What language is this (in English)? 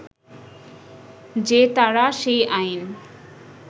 Bangla